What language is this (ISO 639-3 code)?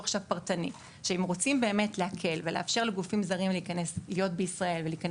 heb